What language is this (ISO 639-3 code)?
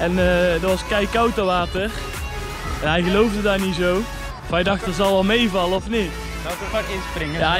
nld